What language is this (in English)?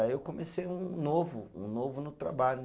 Portuguese